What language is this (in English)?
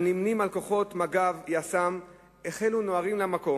Hebrew